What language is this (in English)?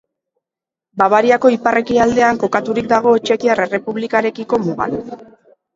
Basque